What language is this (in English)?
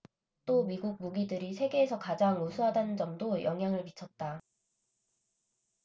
Korean